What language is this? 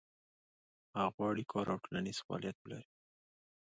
Pashto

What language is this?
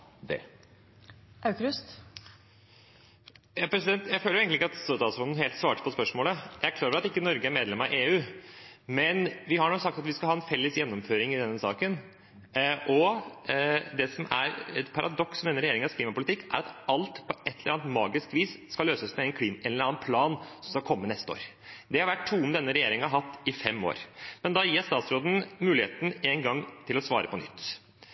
Norwegian Bokmål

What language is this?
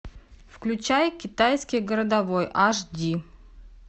Russian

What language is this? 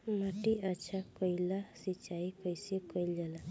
Bhojpuri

